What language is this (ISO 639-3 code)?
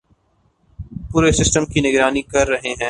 urd